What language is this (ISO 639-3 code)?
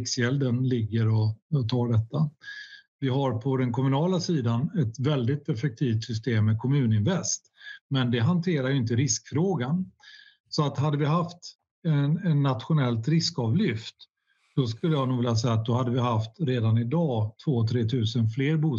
swe